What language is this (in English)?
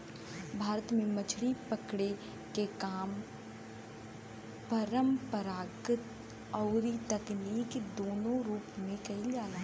Bhojpuri